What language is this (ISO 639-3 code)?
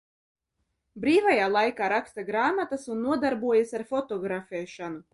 lav